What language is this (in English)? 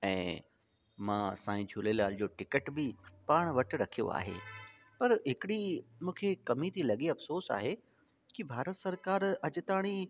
Sindhi